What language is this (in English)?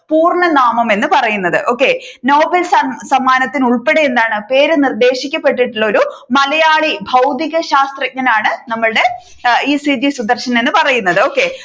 Malayalam